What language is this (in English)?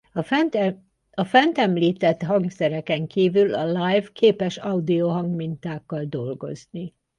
Hungarian